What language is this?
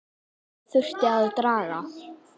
Icelandic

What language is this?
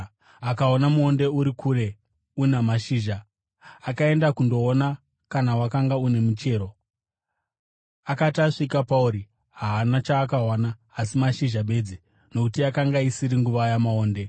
Shona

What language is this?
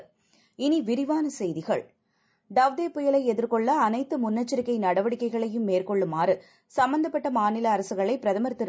Tamil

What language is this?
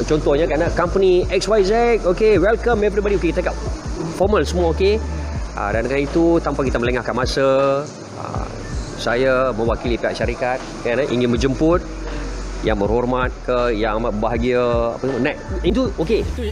Malay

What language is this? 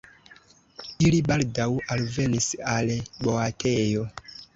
Esperanto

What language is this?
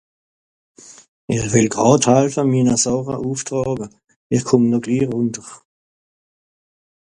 Swiss German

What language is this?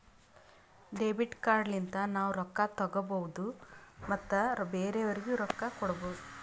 Kannada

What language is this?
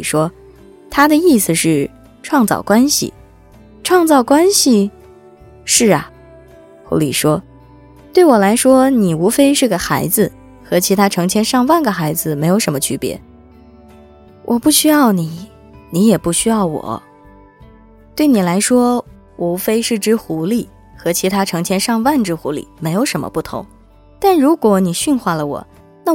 Chinese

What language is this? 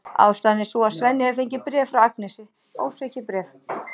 Icelandic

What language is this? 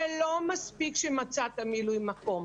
Hebrew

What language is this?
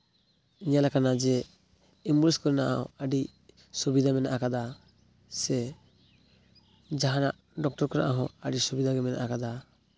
Santali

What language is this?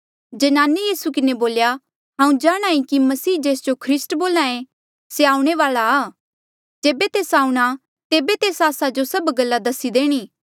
Mandeali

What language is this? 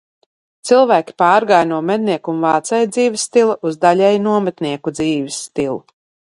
Latvian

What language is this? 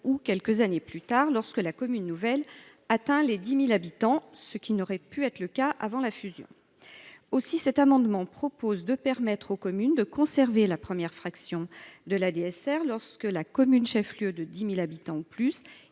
French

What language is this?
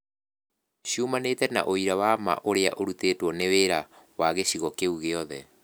Kikuyu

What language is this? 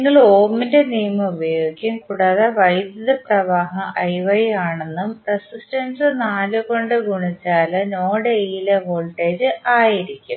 Malayalam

